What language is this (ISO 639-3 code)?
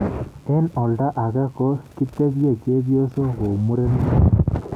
kln